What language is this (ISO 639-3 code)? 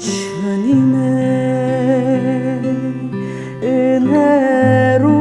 kor